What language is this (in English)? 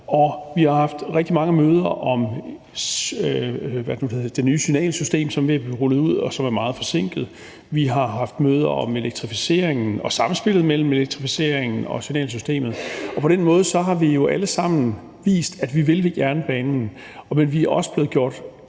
Danish